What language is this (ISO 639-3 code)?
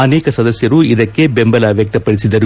kan